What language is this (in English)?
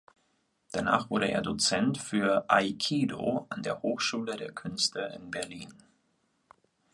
German